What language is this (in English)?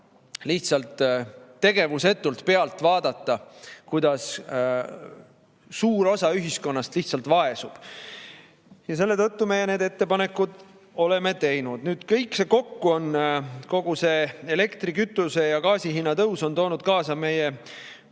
Estonian